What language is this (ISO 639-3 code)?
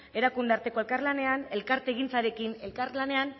eus